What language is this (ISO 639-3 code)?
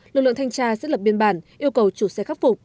vie